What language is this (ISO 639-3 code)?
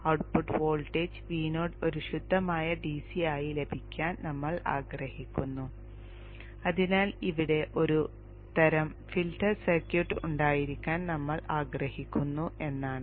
mal